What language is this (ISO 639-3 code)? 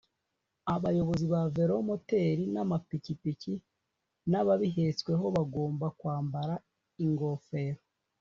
kin